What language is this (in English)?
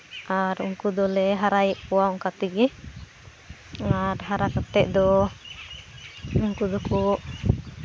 Santali